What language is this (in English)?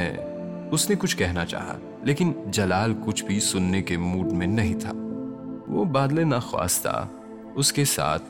Urdu